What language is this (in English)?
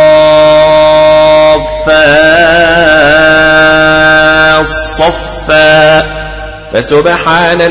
Arabic